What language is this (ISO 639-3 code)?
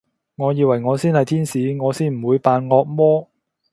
yue